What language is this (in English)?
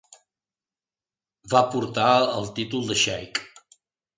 Catalan